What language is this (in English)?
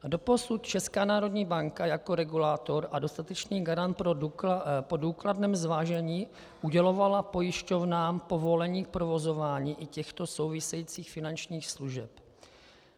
Czech